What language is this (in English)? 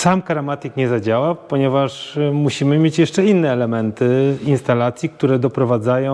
Polish